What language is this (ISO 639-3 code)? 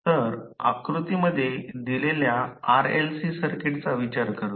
mar